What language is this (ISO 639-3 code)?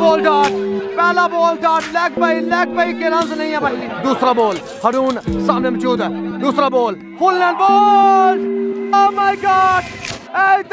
ara